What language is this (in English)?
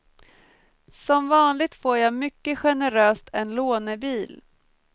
Swedish